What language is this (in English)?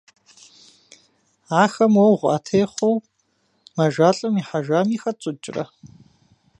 Kabardian